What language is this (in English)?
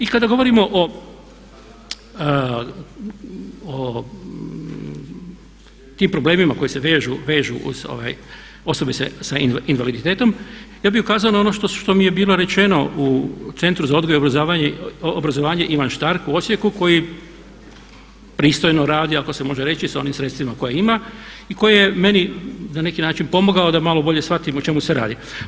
Croatian